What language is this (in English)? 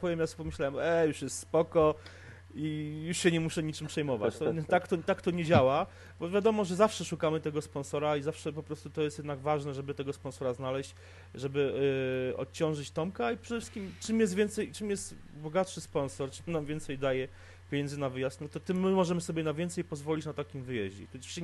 Polish